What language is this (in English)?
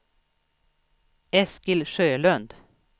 Swedish